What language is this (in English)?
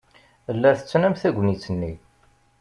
Kabyle